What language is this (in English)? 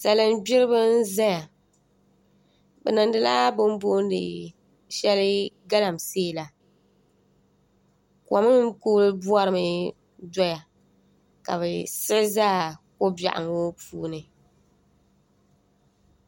Dagbani